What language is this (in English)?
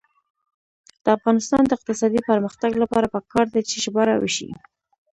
Pashto